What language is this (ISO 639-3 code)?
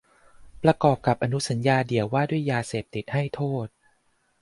tha